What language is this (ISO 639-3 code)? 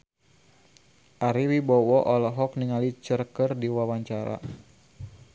sun